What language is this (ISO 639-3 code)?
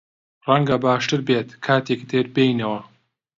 ckb